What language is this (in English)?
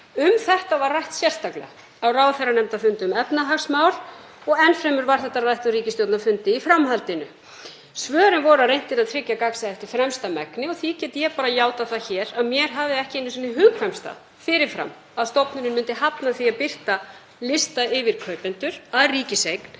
Icelandic